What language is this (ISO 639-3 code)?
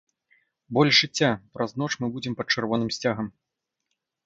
bel